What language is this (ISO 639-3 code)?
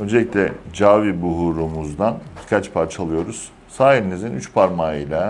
tur